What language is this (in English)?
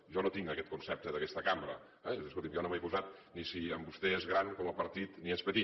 Catalan